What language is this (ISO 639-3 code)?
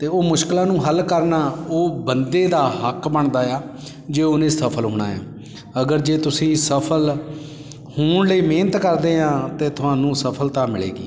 pan